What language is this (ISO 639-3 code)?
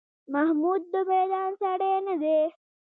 pus